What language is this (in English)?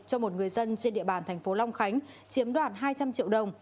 Vietnamese